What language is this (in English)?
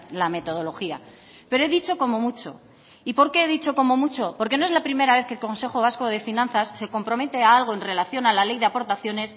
Spanish